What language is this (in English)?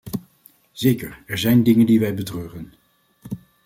Dutch